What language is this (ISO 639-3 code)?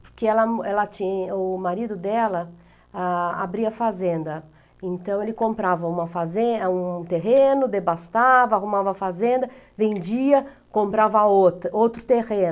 por